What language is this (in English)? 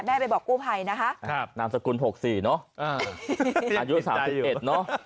Thai